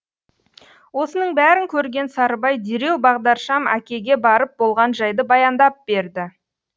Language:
Kazakh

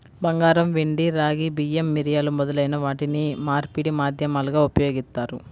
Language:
Telugu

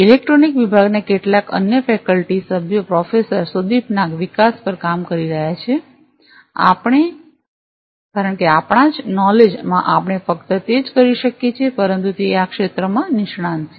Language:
Gujarati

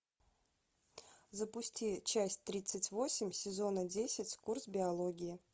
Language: Russian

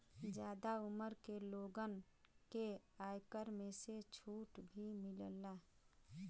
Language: Bhojpuri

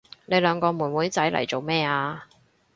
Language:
Cantonese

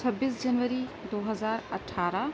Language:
Urdu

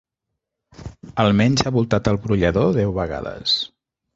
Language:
Catalan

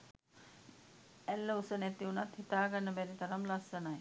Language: Sinhala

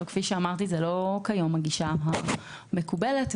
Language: Hebrew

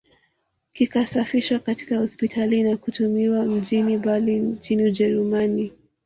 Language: Swahili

